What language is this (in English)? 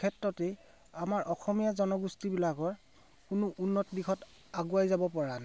Assamese